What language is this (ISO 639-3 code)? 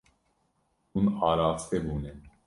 kur